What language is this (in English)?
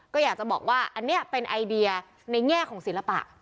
Thai